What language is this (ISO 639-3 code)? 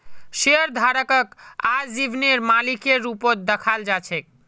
mag